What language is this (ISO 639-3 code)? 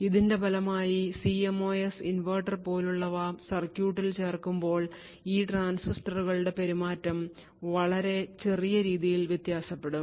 mal